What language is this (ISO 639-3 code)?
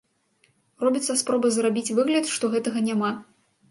bel